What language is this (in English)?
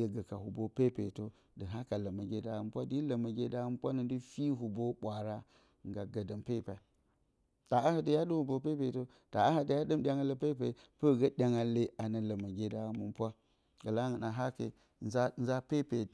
Bacama